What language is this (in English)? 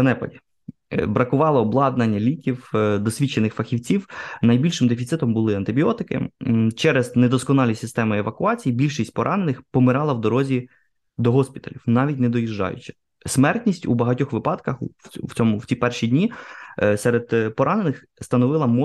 Ukrainian